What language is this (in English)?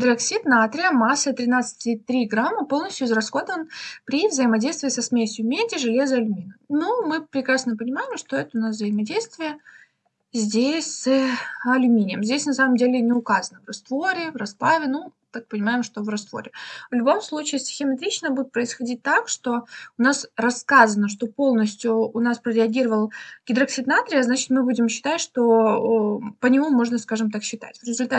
Russian